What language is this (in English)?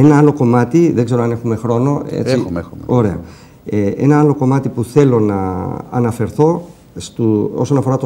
Greek